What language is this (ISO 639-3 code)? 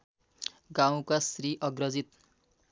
nep